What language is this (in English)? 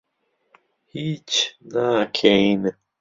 Central Kurdish